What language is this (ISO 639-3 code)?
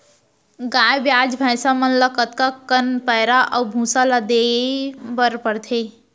hne